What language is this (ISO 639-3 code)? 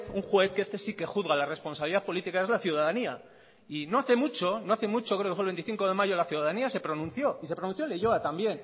spa